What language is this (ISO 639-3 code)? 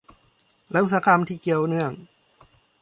tha